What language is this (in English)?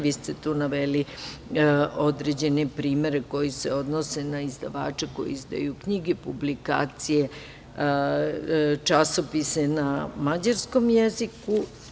Serbian